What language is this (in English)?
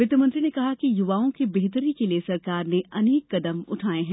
Hindi